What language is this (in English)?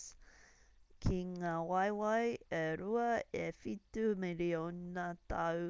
Māori